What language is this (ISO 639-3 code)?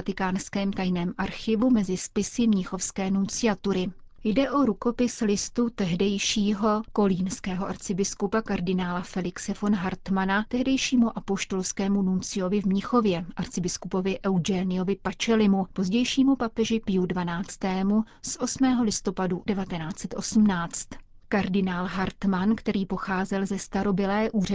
ces